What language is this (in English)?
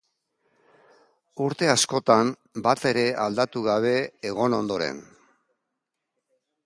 Basque